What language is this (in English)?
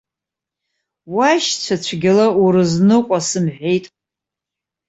Abkhazian